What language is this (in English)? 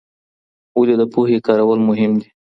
Pashto